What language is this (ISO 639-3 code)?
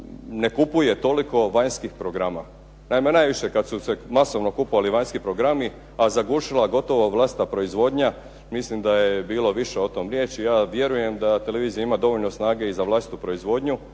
hrv